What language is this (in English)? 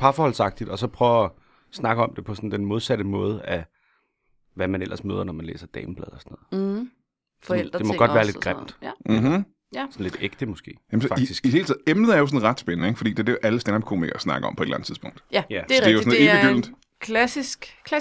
Danish